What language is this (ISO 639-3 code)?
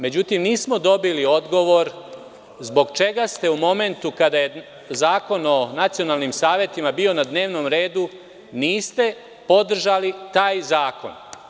srp